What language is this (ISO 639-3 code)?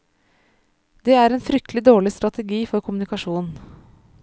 nor